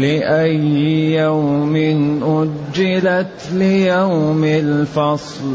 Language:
Arabic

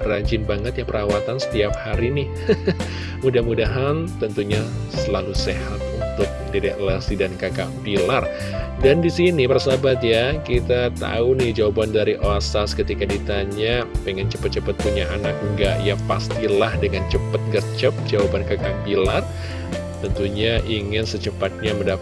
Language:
Indonesian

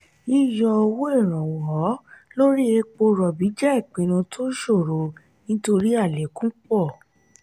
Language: Yoruba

